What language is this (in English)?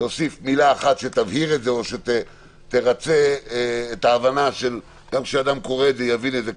Hebrew